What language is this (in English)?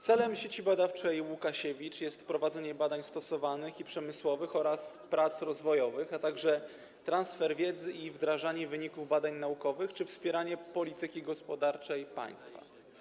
Polish